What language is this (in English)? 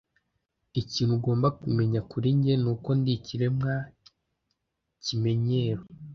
Kinyarwanda